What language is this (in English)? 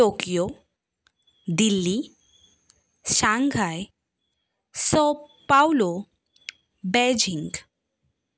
Konkani